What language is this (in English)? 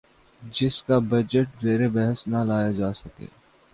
Urdu